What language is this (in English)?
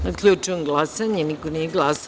Serbian